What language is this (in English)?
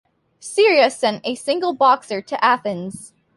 English